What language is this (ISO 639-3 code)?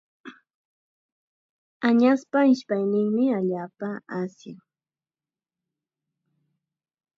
qxa